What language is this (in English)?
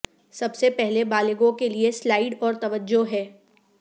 Urdu